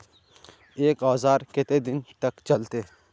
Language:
Magahi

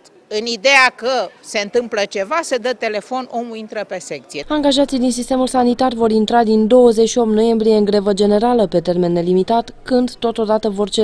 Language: Romanian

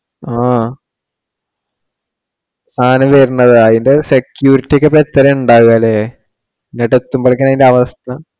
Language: Malayalam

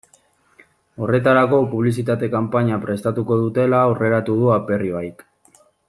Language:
Basque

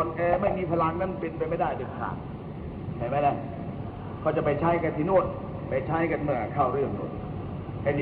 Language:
Thai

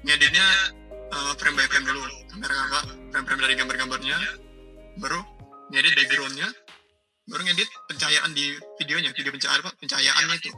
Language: Indonesian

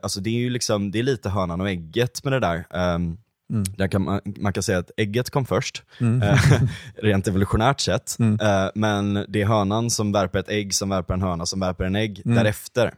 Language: Swedish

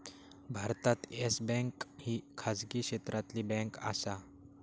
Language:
Marathi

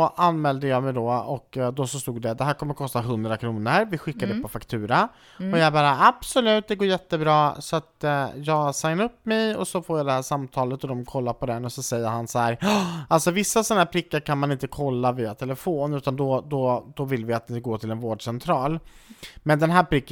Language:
Swedish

